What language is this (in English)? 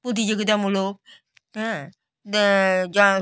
Bangla